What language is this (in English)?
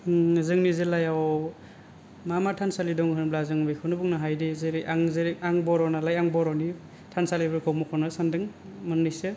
Bodo